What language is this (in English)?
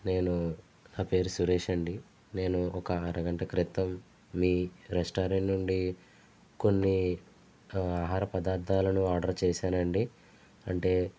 Telugu